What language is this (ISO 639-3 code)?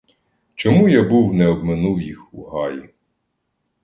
ukr